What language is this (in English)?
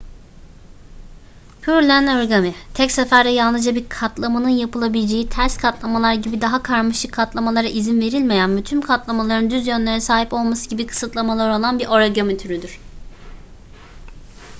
Turkish